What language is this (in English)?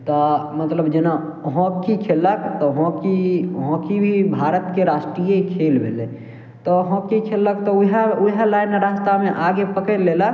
Maithili